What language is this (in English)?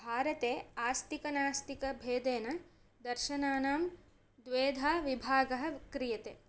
Sanskrit